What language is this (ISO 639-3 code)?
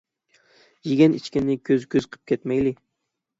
uig